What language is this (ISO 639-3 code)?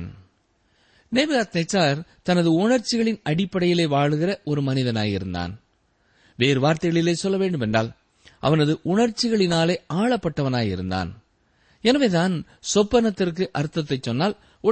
tam